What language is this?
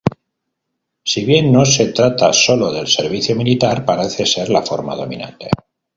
Spanish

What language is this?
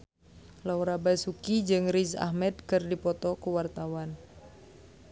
Sundanese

